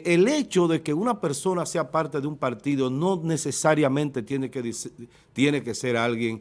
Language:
Spanish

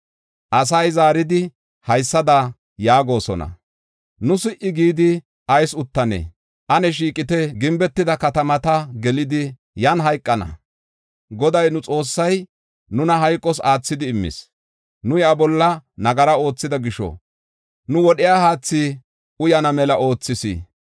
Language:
Gofa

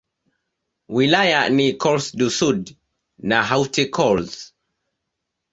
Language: Swahili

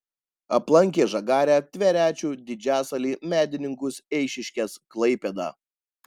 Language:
Lithuanian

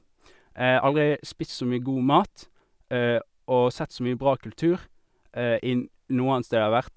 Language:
Norwegian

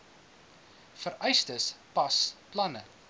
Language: Afrikaans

